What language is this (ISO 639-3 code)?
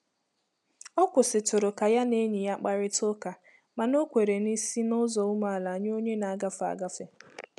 ibo